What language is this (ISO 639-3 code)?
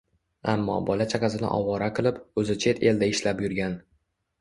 uzb